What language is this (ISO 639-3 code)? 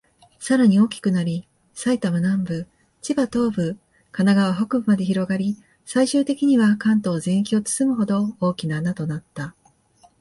jpn